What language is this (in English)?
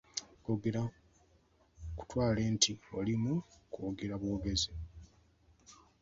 Ganda